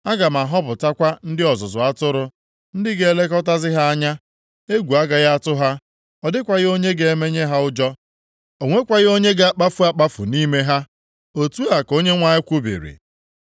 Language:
Igbo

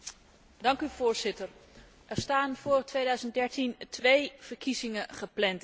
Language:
Dutch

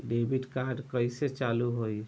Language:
Bhojpuri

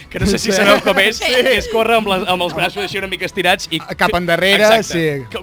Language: Spanish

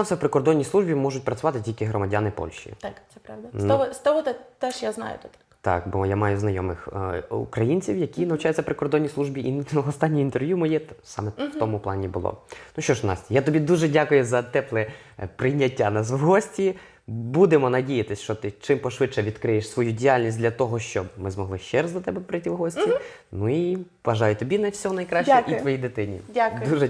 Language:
Ukrainian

